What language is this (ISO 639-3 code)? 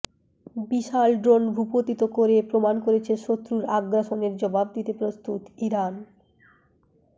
ben